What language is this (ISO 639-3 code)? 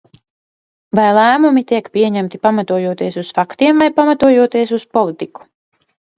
lav